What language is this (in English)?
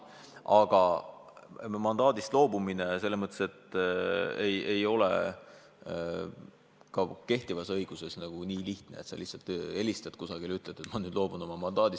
Estonian